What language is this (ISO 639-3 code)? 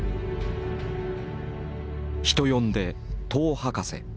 jpn